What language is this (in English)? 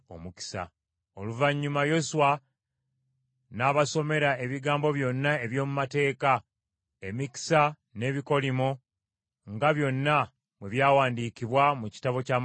Ganda